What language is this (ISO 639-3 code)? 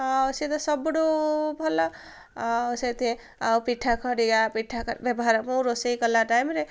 ori